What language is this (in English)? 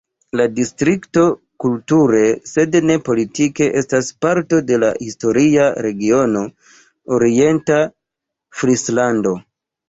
Esperanto